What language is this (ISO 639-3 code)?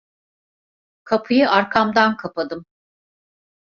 tur